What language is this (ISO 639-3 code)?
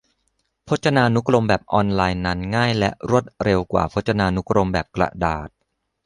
tha